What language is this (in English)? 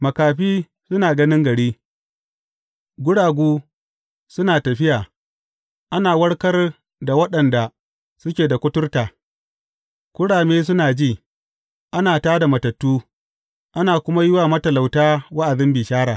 Hausa